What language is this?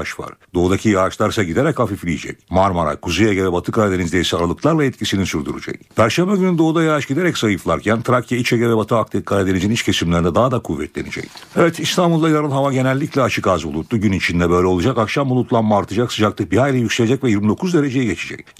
Turkish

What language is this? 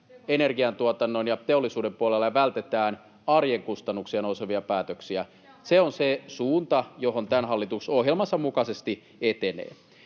Finnish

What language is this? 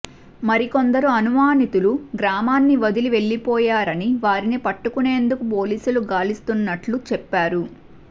Telugu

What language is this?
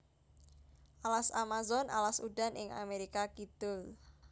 Javanese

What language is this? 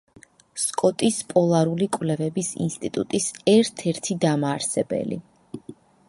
Georgian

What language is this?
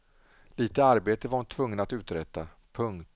Swedish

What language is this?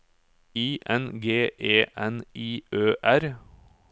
Norwegian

